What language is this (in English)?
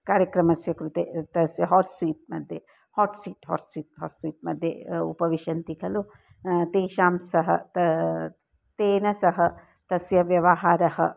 Sanskrit